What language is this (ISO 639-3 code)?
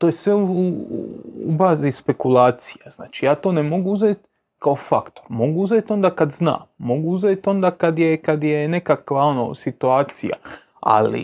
hrv